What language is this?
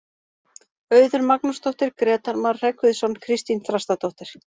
Icelandic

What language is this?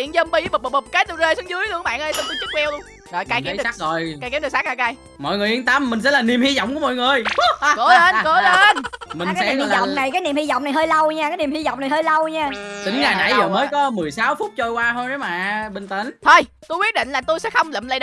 Vietnamese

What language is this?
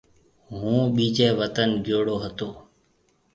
Marwari (Pakistan)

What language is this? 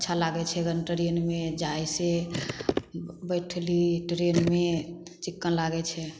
Maithili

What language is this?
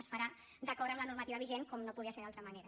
Catalan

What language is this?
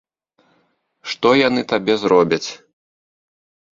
Belarusian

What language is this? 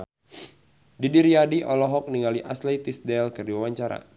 Sundanese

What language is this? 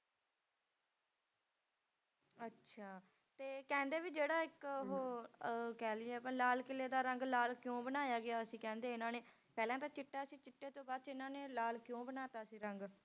Punjabi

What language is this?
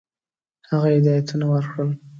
Pashto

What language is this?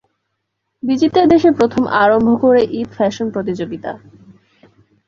Bangla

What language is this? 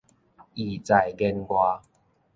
Min Nan Chinese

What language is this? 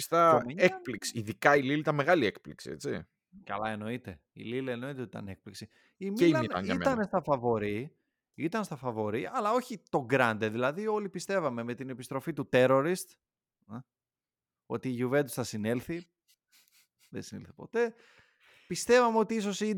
Greek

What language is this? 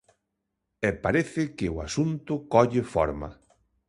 Galician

